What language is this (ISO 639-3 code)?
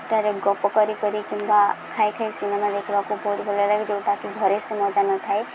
ori